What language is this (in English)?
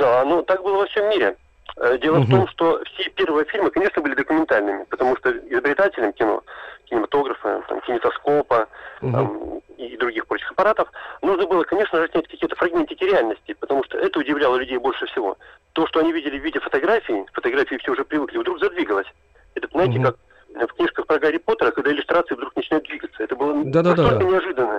Russian